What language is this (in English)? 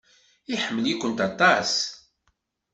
Kabyle